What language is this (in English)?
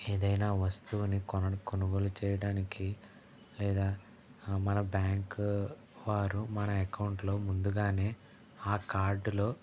Telugu